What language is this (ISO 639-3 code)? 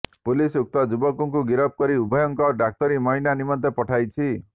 ori